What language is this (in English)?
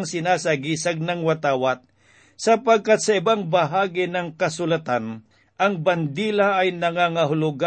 Filipino